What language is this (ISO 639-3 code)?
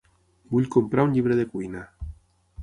cat